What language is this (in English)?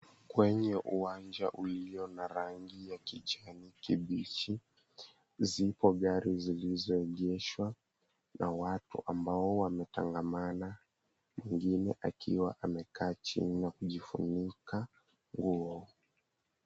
Swahili